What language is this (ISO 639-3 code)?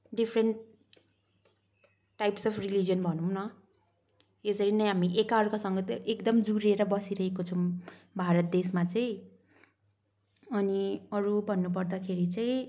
nep